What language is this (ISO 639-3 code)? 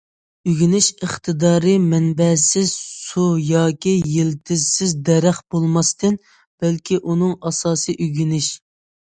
uig